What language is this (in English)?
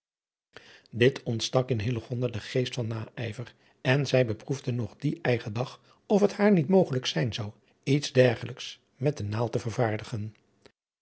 Dutch